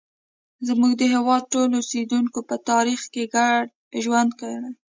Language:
Pashto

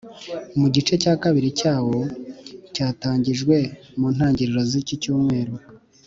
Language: Kinyarwanda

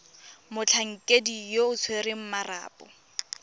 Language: Tswana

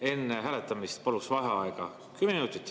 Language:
Estonian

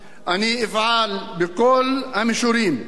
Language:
Hebrew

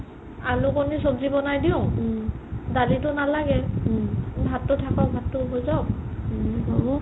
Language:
Assamese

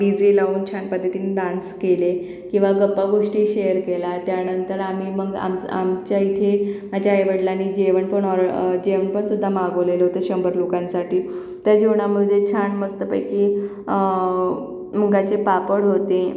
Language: Marathi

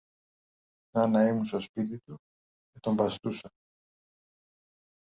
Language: Greek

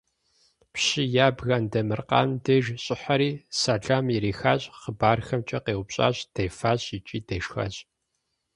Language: Kabardian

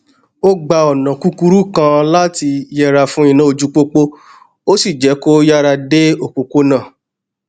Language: Yoruba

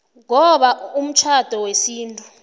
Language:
South Ndebele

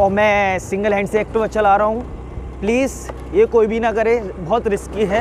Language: Hindi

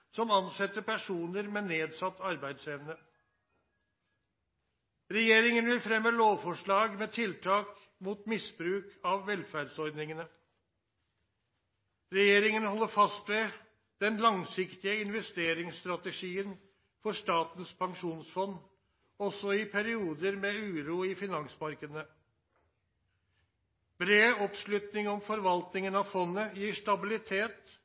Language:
Norwegian Nynorsk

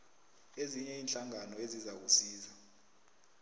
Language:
South Ndebele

